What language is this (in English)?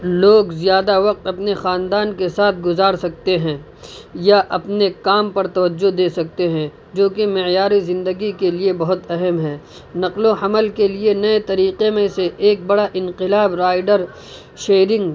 Urdu